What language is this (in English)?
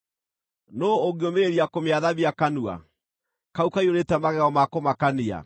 Kikuyu